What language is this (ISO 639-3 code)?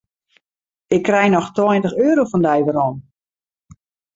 fry